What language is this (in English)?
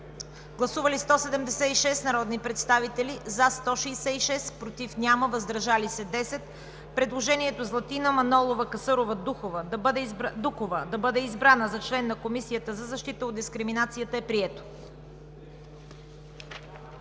Bulgarian